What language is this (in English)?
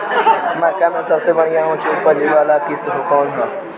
Bhojpuri